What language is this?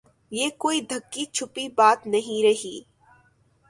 Urdu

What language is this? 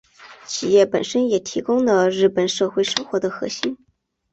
Chinese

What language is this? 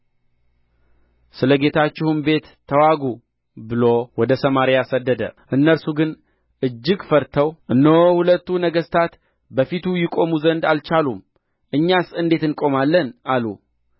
Amharic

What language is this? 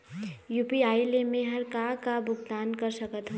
Chhattisgarhi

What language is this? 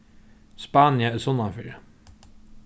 Faroese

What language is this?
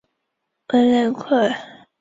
Chinese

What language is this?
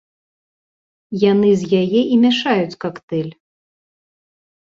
Belarusian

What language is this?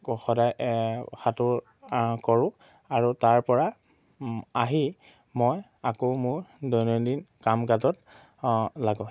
Assamese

